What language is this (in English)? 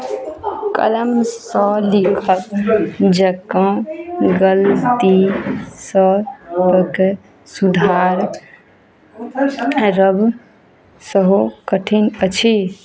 Maithili